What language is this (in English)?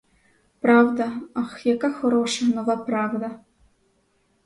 Ukrainian